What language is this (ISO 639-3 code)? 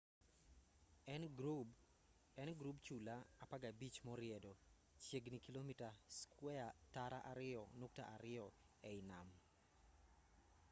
luo